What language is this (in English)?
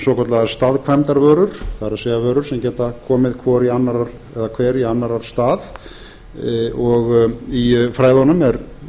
Icelandic